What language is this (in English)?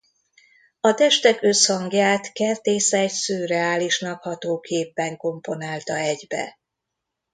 Hungarian